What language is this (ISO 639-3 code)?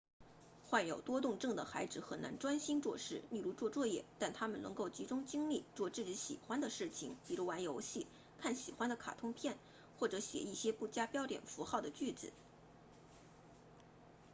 zho